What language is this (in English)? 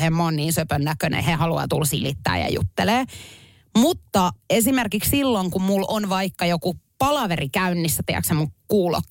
Finnish